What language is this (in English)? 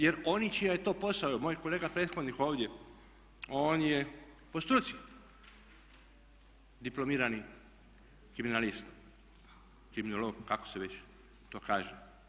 Croatian